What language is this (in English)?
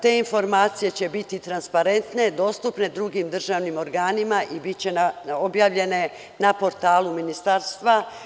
Serbian